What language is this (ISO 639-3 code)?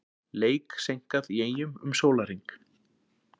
isl